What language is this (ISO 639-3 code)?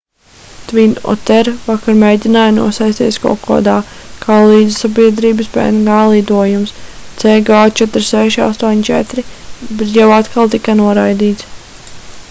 lav